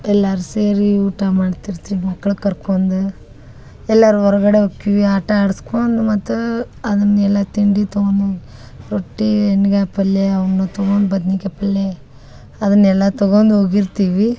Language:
Kannada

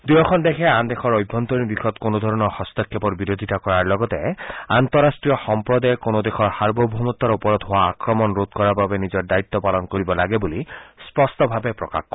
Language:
Assamese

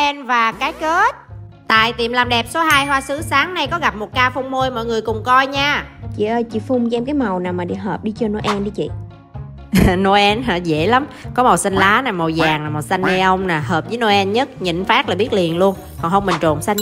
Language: Vietnamese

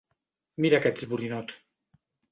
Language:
Catalan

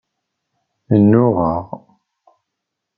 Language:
Kabyle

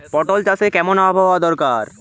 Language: Bangla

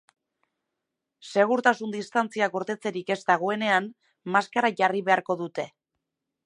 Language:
Basque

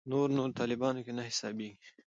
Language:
Pashto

